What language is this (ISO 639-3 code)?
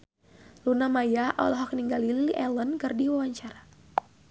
sun